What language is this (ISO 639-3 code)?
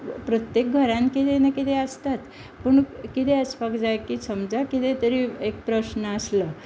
kok